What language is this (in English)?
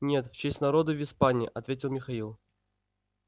Russian